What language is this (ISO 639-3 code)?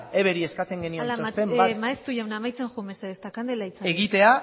eus